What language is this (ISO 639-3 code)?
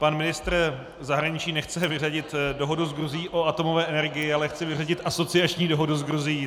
ces